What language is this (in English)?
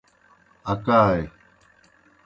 Kohistani Shina